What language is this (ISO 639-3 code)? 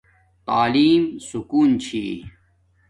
dmk